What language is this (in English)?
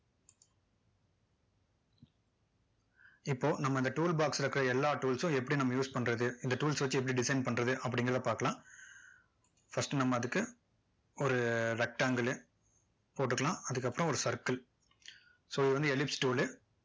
Tamil